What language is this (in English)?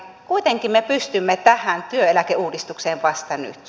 Finnish